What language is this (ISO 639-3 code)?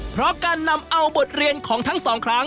tha